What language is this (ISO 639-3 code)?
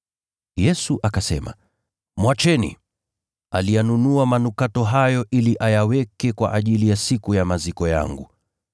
swa